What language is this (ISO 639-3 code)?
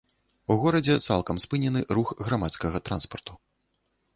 bel